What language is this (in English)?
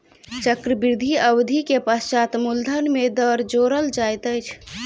Maithili